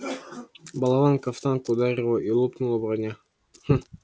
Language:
Russian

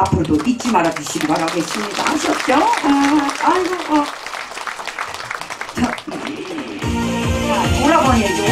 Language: Korean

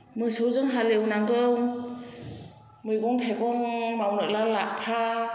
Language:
Bodo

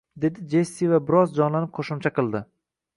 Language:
Uzbek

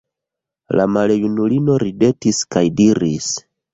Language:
Esperanto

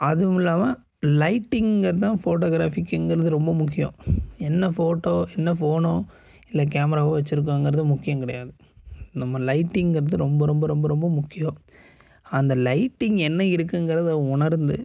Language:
Tamil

